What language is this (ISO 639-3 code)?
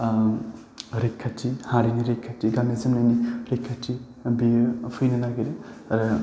brx